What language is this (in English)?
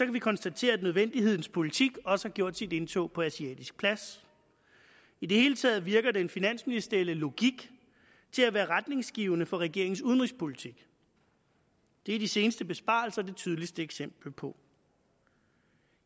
Danish